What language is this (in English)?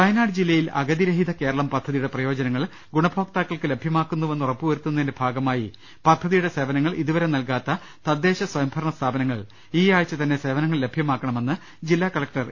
Malayalam